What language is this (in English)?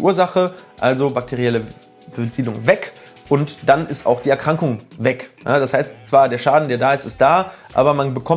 German